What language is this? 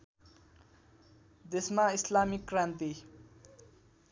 Nepali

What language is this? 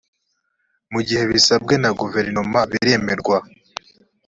Kinyarwanda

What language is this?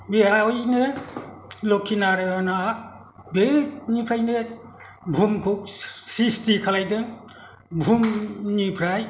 Bodo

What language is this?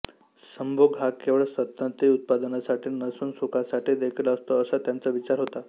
Marathi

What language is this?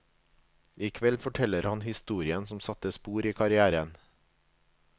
Norwegian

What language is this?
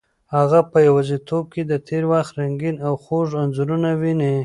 Pashto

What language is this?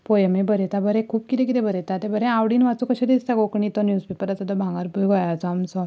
Konkani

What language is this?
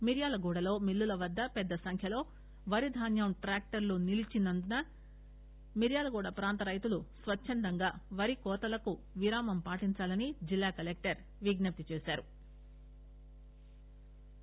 Telugu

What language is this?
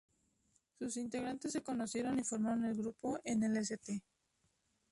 Spanish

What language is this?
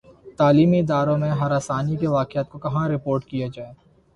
Urdu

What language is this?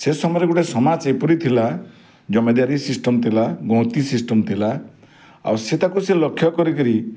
Odia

